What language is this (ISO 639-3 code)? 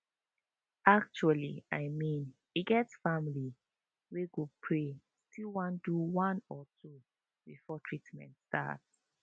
pcm